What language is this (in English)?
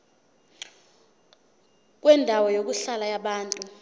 Zulu